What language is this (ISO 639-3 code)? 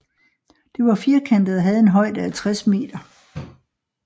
dan